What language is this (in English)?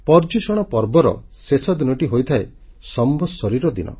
Odia